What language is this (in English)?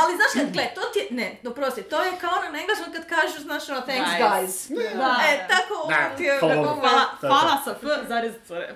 Croatian